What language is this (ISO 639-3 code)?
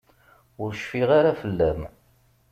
kab